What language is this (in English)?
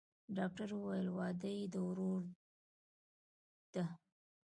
Pashto